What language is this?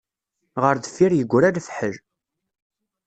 Kabyle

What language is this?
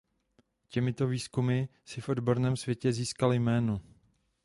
Czech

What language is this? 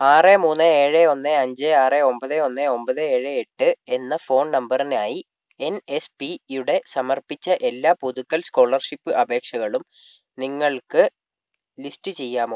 Malayalam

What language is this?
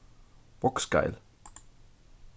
Faroese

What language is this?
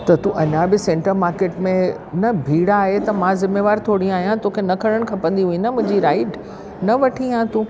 Sindhi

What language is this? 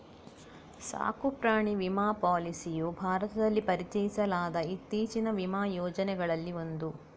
Kannada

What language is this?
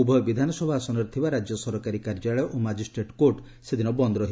Odia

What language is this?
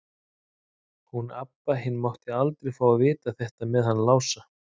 Icelandic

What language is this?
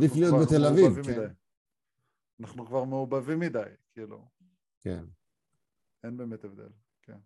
Hebrew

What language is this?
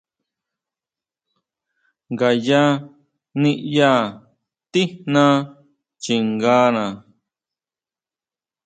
Huautla Mazatec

